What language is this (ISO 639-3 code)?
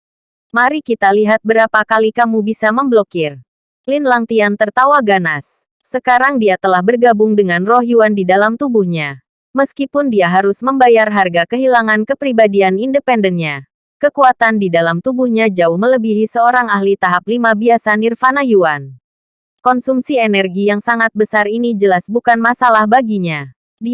ind